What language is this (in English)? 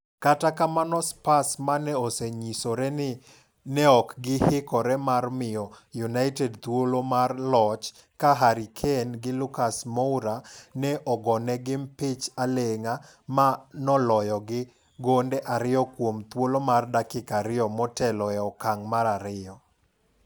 Luo (Kenya and Tanzania)